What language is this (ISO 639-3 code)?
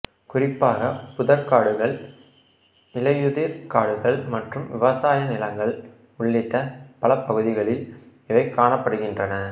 tam